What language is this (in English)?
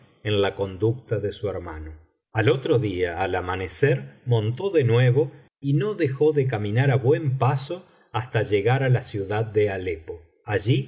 Spanish